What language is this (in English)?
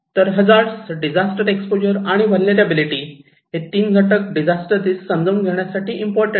Marathi